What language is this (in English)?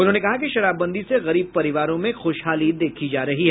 Hindi